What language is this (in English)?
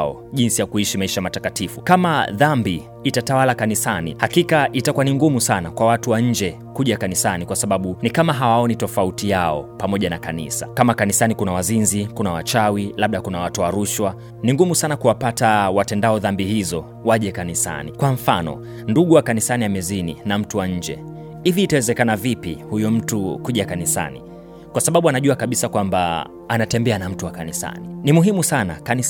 Swahili